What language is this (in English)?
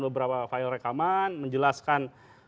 Indonesian